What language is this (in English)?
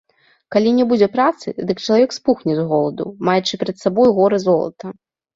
Belarusian